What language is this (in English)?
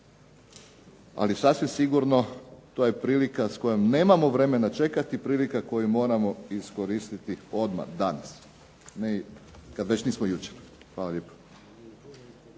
Croatian